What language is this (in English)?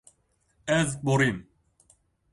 Kurdish